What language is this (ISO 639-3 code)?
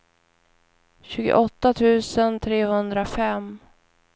swe